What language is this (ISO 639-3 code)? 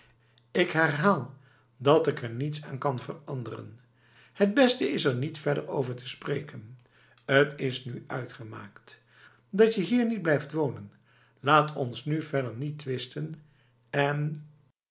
nld